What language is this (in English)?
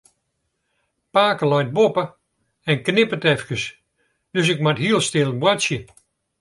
Western Frisian